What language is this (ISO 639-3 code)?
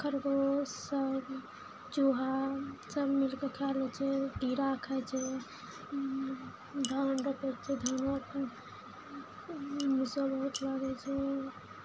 mai